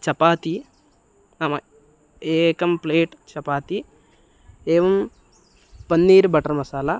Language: Sanskrit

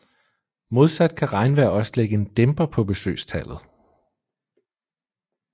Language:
Danish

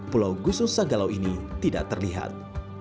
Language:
Indonesian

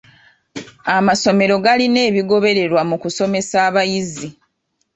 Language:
Ganda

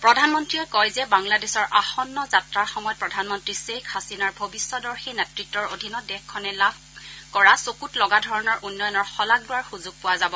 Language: Assamese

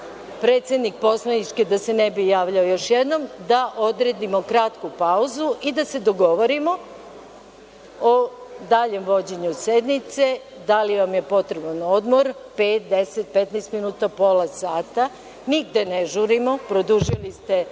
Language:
Serbian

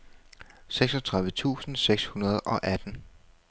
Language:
Danish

